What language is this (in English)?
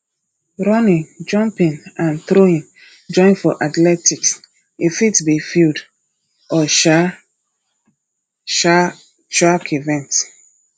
Nigerian Pidgin